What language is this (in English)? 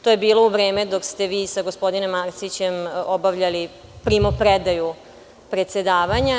Serbian